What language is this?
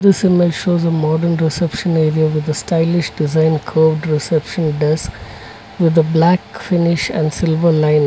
English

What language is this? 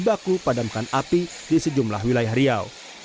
Indonesian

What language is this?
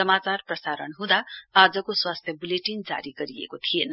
Nepali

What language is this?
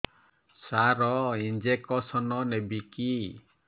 Odia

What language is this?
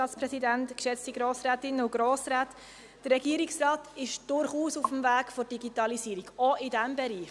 Swiss German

